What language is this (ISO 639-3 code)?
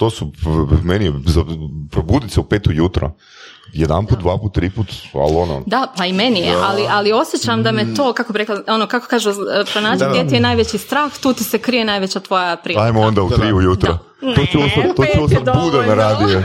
hrv